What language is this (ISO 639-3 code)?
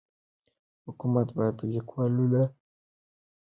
pus